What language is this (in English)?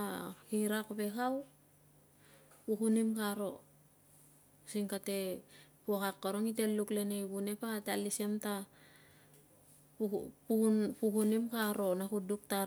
Tungag